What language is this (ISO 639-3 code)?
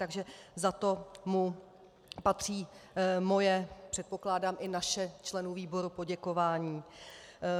ces